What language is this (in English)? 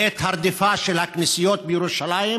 Hebrew